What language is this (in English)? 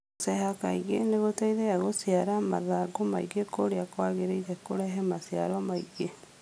Kikuyu